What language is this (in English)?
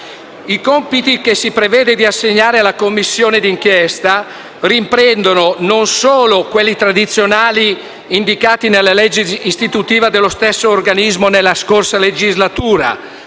Italian